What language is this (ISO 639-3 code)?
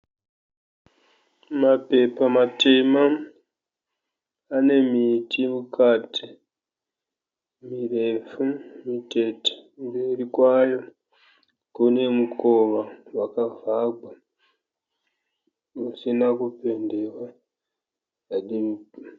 sna